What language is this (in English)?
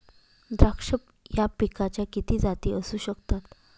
Marathi